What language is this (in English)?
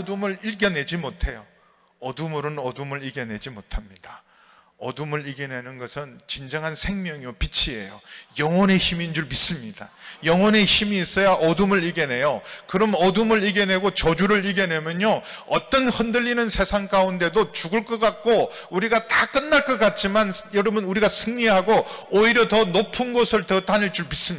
Korean